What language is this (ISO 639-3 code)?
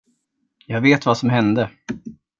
swe